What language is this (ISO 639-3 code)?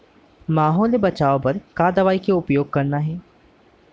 hne